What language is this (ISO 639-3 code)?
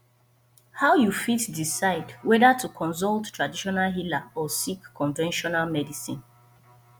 pcm